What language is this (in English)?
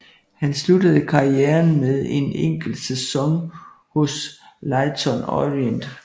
Danish